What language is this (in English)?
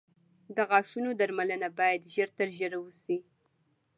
Pashto